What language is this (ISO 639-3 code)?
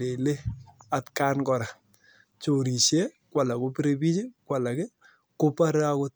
kln